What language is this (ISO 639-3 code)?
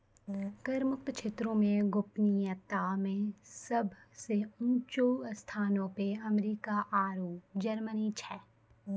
mai